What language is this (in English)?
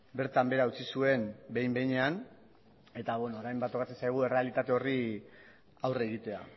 Basque